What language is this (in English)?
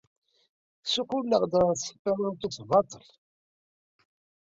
Kabyle